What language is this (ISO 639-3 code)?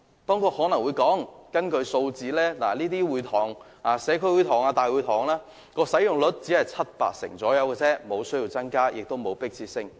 yue